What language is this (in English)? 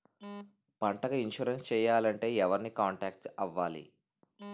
Telugu